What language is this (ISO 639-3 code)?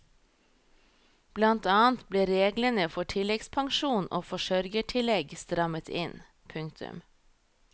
nor